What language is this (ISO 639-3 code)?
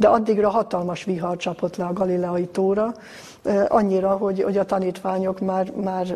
hun